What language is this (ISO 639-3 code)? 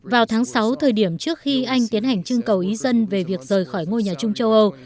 vie